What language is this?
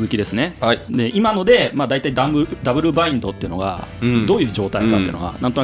Japanese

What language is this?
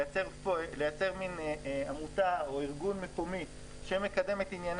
Hebrew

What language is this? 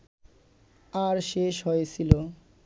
Bangla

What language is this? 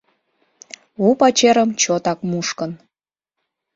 Mari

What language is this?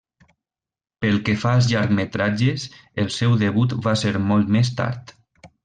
Catalan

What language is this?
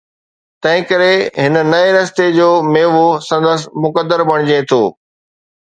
Sindhi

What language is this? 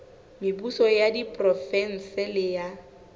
Southern Sotho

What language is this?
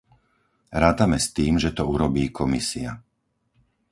Slovak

